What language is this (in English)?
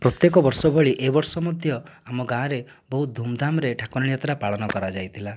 Odia